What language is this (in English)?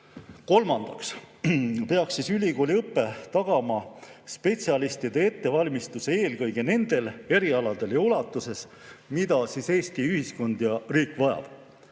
Estonian